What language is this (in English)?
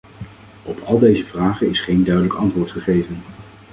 Dutch